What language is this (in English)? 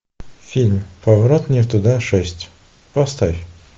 Russian